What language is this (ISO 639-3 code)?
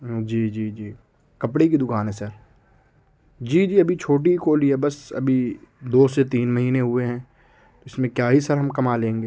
urd